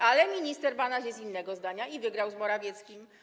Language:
Polish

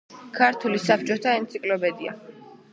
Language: Georgian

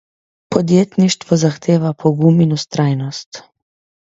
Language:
Slovenian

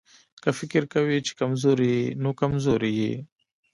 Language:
Pashto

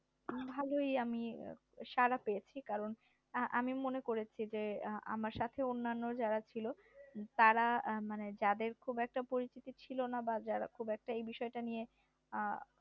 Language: Bangla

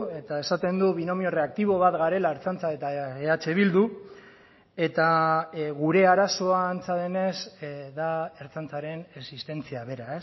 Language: Basque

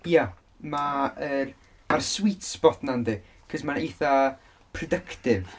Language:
Welsh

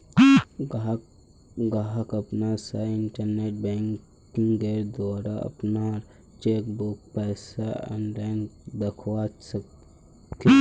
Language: Magahi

